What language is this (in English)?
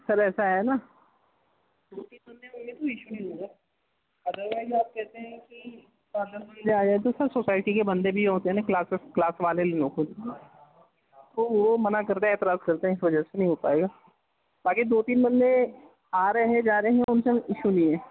Urdu